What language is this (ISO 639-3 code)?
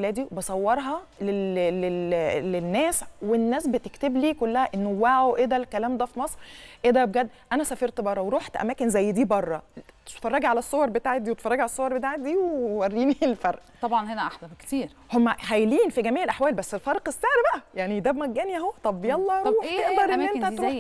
ara